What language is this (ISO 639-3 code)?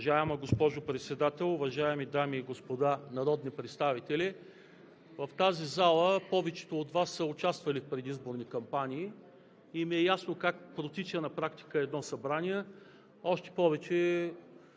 bul